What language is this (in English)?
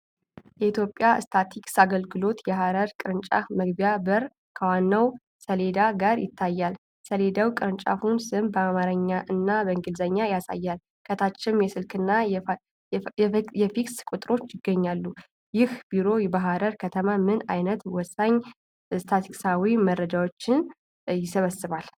Amharic